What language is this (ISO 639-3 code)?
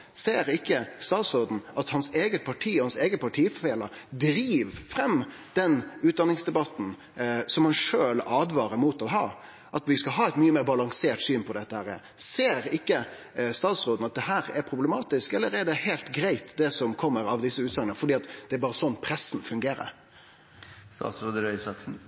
nno